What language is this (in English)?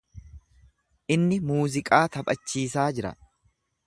Oromo